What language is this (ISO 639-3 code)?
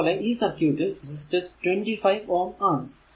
mal